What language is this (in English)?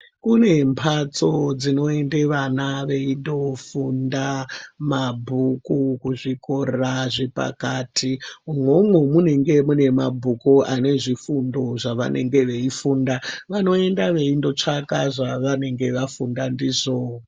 Ndau